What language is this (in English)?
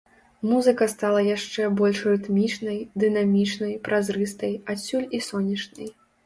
Belarusian